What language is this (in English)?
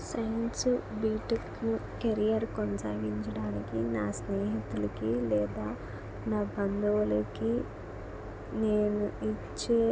Telugu